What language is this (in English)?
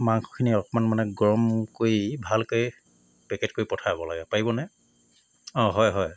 Assamese